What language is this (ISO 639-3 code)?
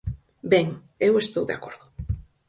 glg